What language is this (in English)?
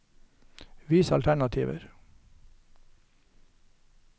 Norwegian